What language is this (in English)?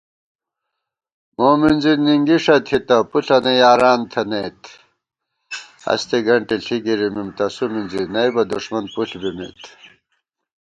Gawar-Bati